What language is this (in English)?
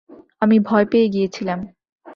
Bangla